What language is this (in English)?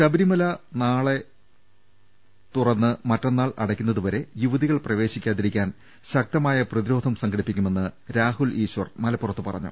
Malayalam